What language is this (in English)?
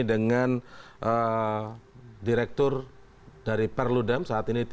Indonesian